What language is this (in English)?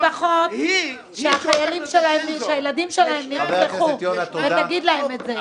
Hebrew